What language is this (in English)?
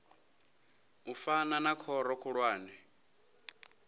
Venda